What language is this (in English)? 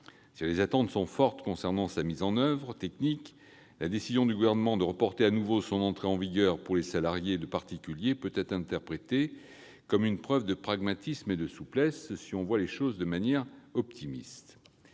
French